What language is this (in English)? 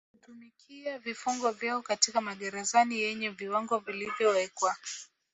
Swahili